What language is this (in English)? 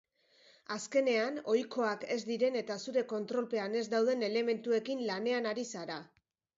Basque